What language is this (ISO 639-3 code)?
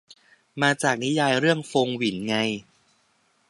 tha